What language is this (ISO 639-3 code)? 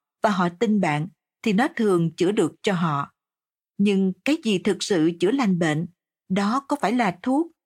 vie